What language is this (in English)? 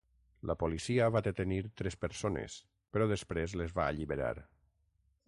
Catalan